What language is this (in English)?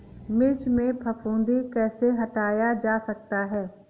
Hindi